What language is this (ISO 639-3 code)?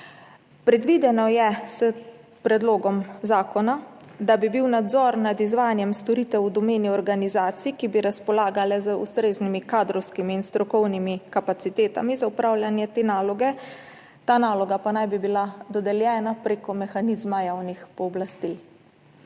slv